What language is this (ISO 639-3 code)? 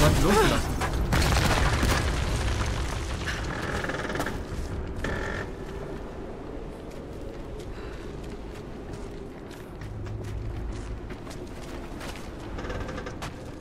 deu